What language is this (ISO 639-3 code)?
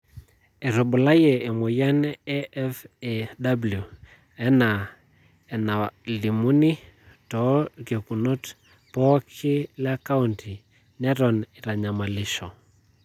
mas